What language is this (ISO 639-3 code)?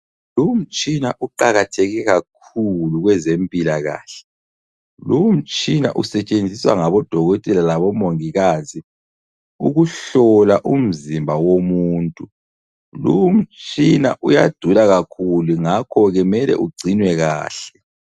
nde